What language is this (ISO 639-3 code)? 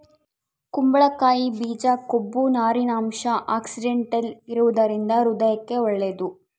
kan